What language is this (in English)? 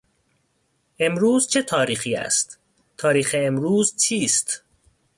Persian